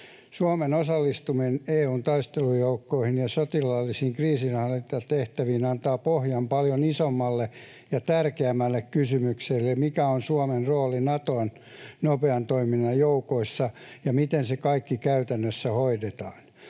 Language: Finnish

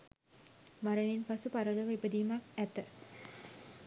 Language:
Sinhala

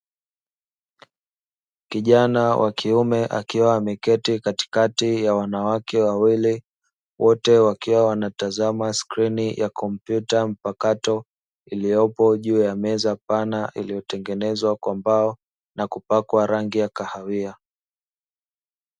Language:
Swahili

